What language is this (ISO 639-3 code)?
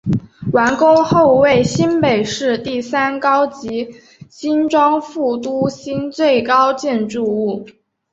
zho